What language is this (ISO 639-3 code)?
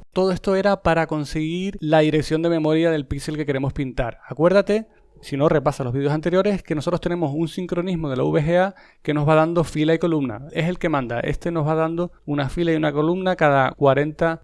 spa